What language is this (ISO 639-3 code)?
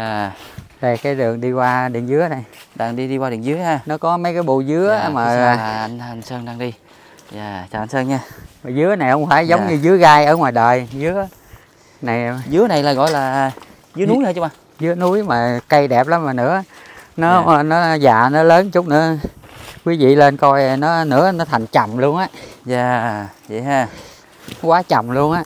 vie